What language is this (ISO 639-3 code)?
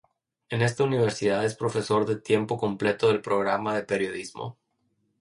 spa